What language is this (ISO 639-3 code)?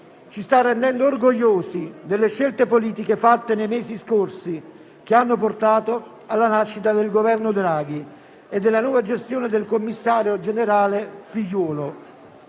ita